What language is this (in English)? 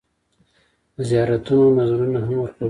Pashto